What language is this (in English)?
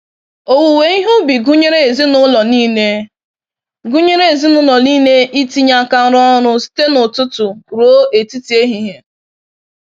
Igbo